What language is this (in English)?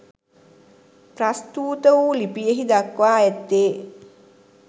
Sinhala